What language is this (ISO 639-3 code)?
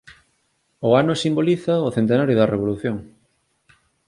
glg